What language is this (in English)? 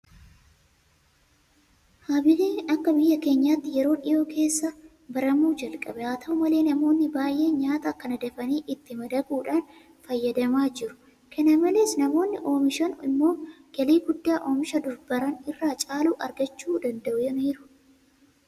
Oromo